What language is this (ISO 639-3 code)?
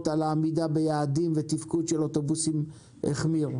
heb